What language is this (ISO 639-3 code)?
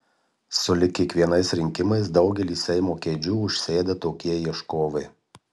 lit